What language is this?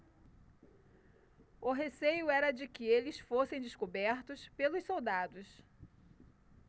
Portuguese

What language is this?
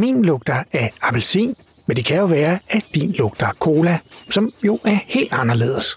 Danish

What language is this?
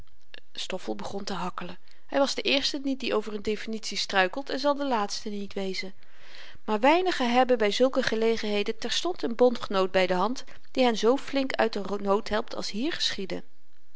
Dutch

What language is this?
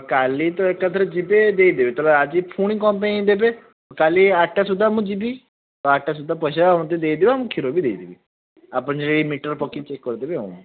Odia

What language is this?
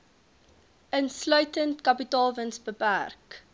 Afrikaans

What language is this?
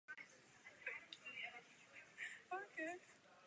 Czech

